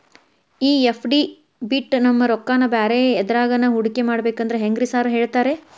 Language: Kannada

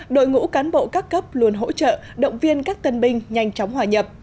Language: Vietnamese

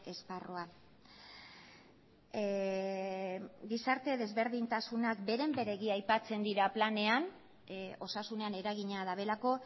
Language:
Basque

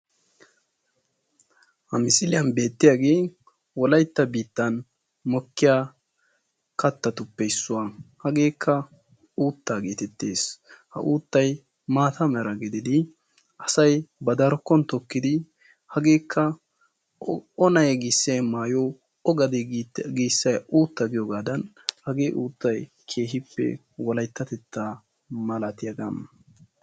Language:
Wolaytta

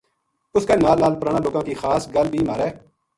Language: Gujari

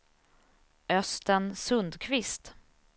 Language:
Swedish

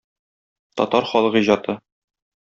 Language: Tatar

